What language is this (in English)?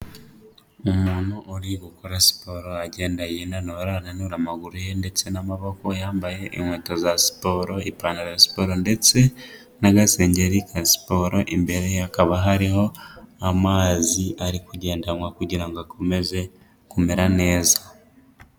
Kinyarwanda